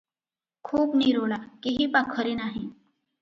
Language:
Odia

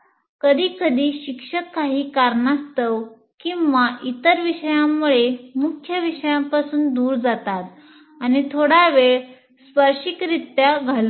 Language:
Marathi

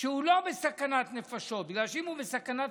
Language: Hebrew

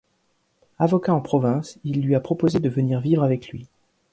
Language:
French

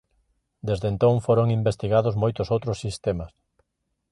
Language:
Galician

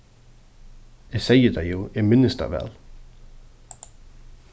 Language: Faroese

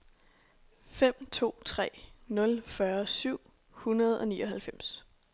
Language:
Danish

